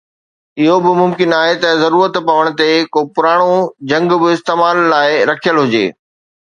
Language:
Sindhi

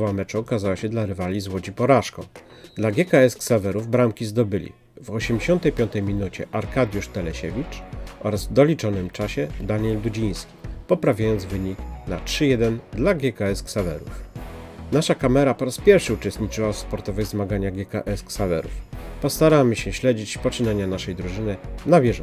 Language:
Polish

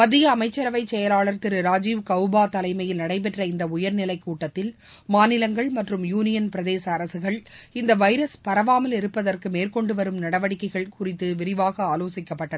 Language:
Tamil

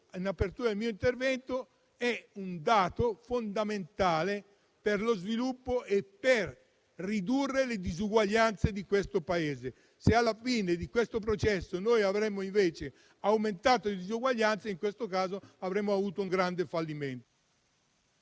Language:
Italian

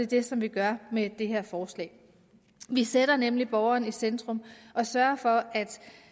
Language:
Danish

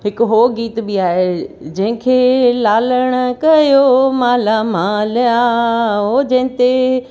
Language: Sindhi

